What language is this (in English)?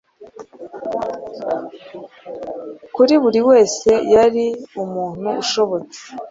Kinyarwanda